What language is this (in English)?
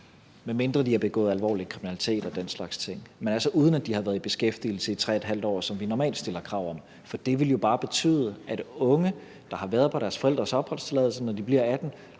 Danish